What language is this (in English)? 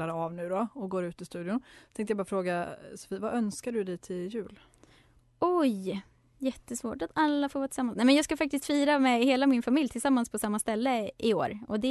Swedish